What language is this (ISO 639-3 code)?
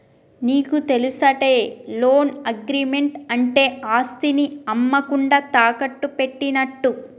tel